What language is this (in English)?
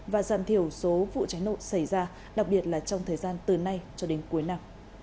Vietnamese